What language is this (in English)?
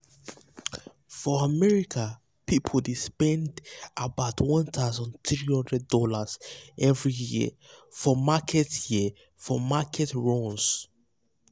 Nigerian Pidgin